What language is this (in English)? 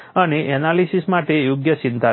Gujarati